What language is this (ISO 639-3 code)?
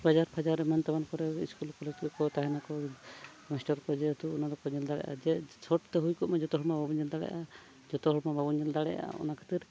sat